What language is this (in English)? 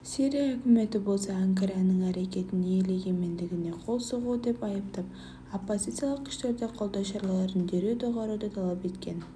Kazakh